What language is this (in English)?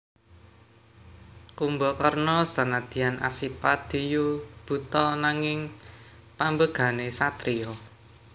Javanese